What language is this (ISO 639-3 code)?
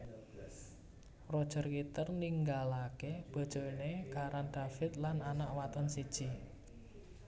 jav